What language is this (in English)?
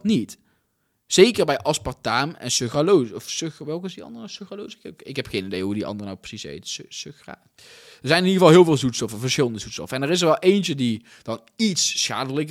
Dutch